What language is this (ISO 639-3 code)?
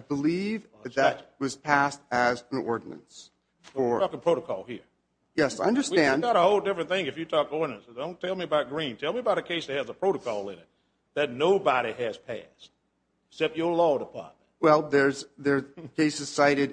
eng